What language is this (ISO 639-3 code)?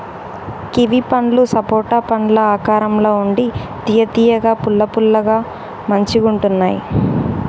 tel